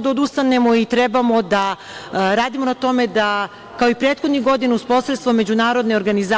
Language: Serbian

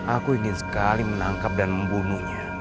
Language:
Indonesian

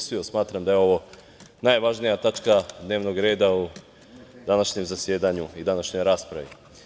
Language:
Serbian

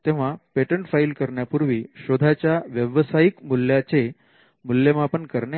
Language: Marathi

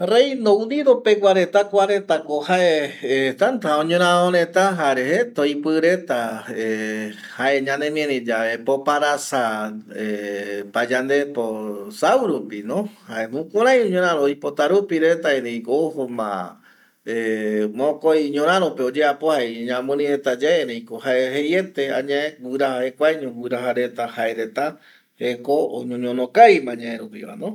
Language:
Eastern Bolivian Guaraní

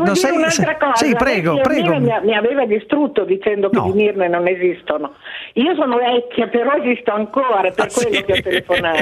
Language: Italian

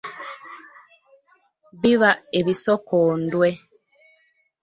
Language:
Ganda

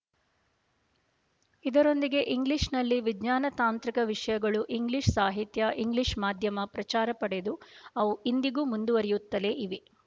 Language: Kannada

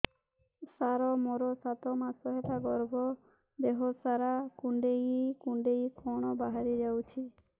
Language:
Odia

